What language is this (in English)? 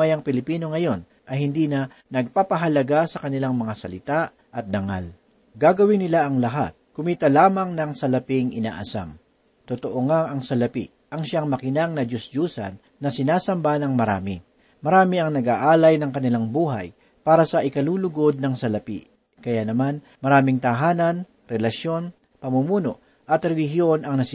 Filipino